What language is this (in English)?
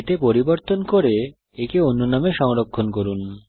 Bangla